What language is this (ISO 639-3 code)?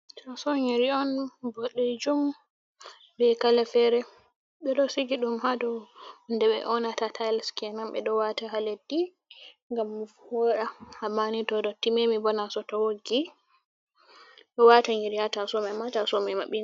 ful